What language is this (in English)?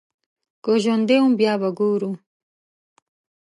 Pashto